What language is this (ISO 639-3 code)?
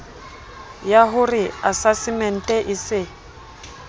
sot